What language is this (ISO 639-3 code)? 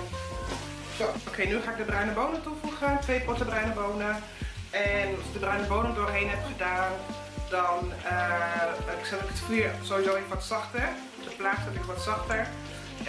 nld